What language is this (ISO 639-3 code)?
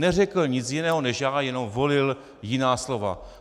ces